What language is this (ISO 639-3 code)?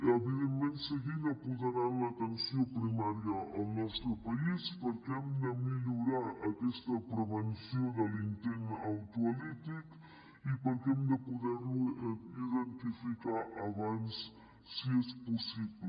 cat